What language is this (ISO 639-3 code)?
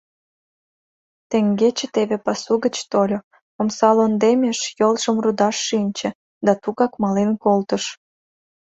chm